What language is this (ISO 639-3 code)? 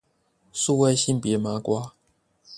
zho